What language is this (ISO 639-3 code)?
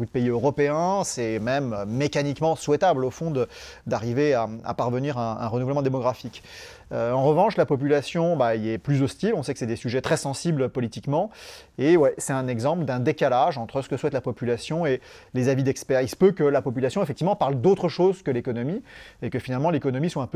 fra